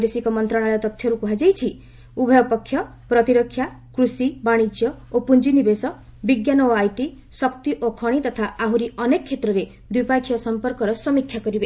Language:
Odia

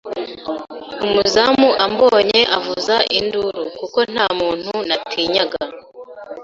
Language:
Kinyarwanda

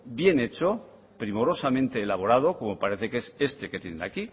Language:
Spanish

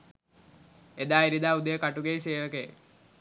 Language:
Sinhala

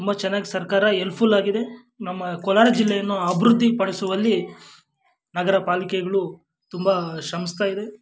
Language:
Kannada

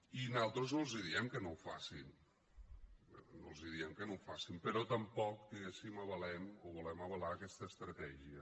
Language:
Catalan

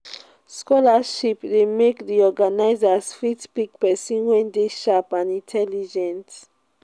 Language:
Nigerian Pidgin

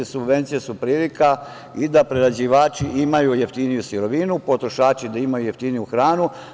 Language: Serbian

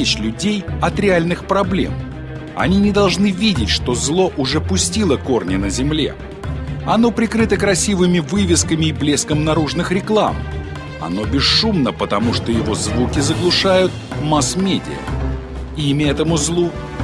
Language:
Russian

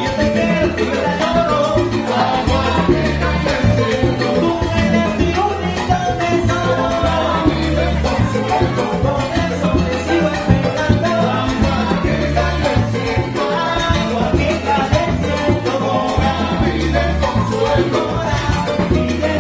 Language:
Spanish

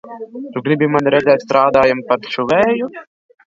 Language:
Latvian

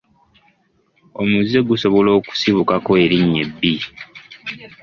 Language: Ganda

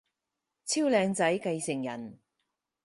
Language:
Cantonese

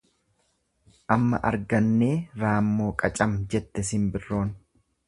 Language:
Oromo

